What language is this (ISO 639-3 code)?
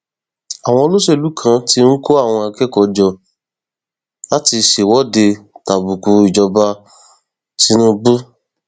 yor